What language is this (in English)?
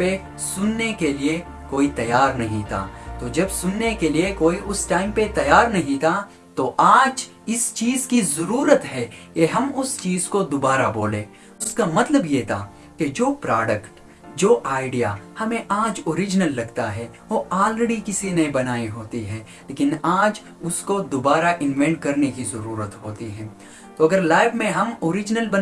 Hindi